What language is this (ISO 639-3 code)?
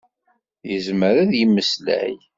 kab